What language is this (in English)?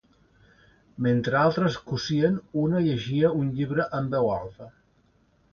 Catalan